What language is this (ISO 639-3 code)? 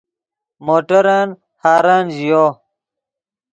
ydg